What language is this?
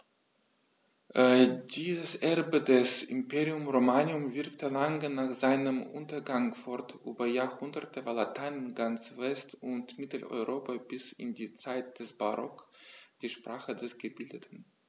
German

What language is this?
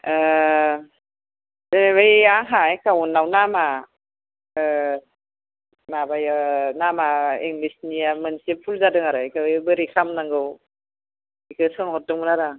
Bodo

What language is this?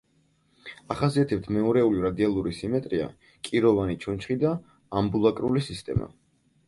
Georgian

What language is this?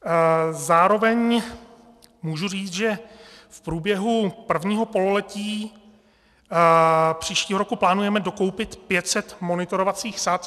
Czech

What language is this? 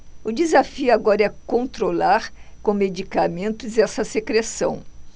Portuguese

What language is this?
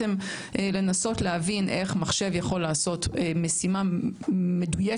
Hebrew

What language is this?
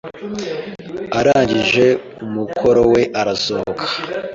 Kinyarwanda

